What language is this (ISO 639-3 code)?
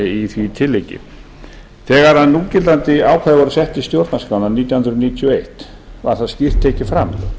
isl